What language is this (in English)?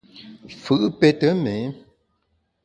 Bamun